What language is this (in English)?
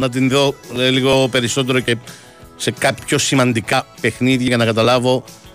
Greek